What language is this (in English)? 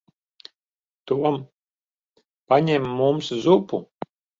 Latvian